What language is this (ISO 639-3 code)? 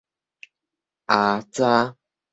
nan